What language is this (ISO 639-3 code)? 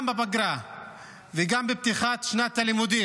heb